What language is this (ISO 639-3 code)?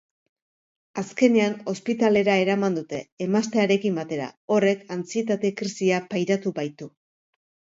eus